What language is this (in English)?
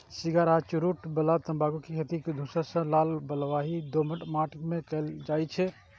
Maithili